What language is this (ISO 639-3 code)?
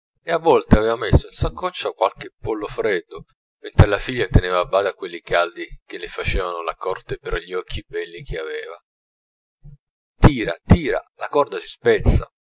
ita